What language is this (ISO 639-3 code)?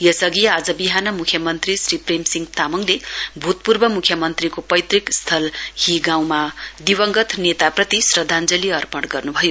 nep